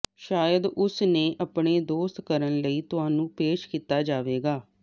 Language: Punjabi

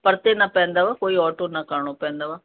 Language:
Sindhi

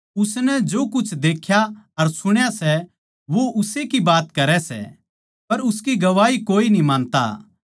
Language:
Haryanvi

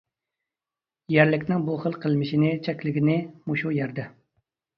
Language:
Uyghur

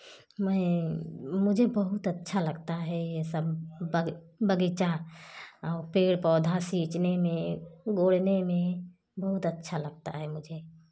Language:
Hindi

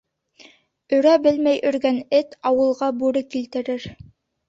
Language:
Bashkir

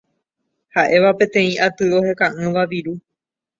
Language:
Guarani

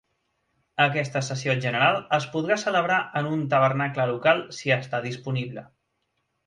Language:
Catalan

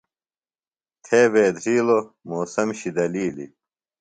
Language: Phalura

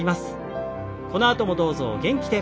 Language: Japanese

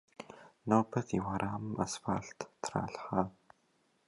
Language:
Kabardian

